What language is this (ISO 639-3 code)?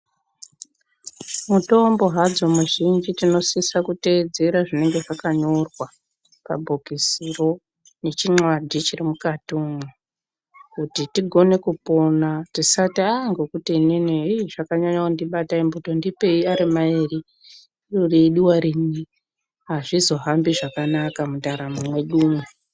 ndc